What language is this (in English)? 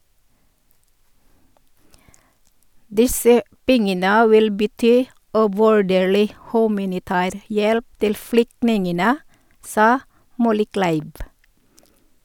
Norwegian